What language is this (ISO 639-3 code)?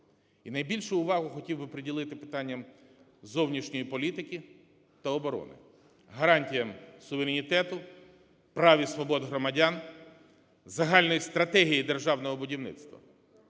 ukr